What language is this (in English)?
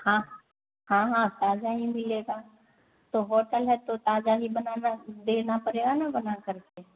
Hindi